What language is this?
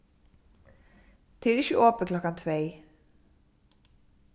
Faroese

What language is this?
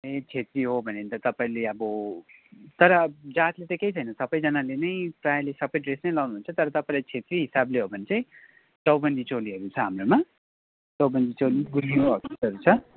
Nepali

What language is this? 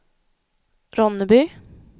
Swedish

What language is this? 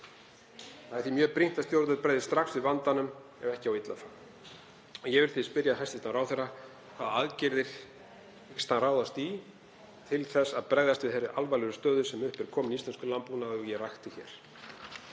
Icelandic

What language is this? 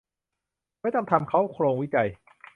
Thai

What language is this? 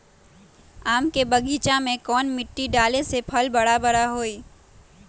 Magahi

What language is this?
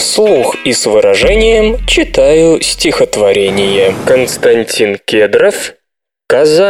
Russian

